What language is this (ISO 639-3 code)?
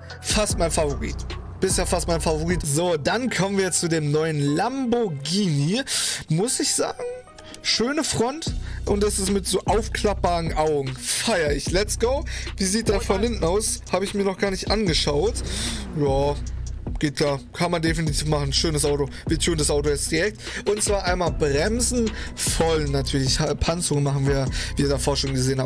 deu